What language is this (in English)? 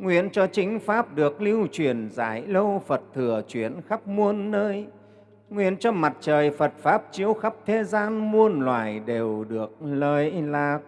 Vietnamese